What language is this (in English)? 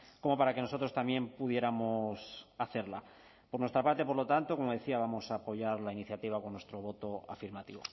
Spanish